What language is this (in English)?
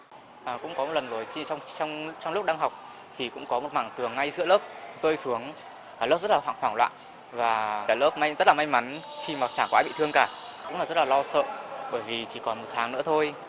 Vietnamese